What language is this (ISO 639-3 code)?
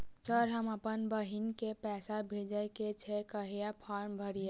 mai